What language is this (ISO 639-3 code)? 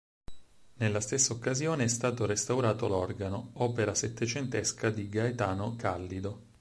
ita